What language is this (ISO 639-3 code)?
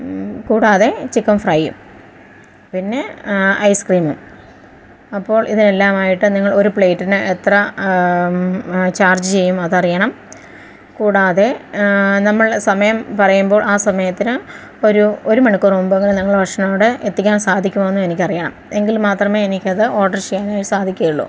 mal